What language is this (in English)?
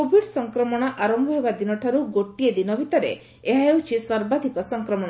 Odia